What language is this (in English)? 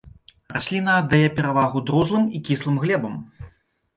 Belarusian